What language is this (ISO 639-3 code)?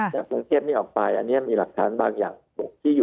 tha